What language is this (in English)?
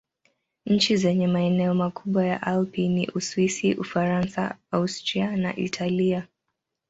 Swahili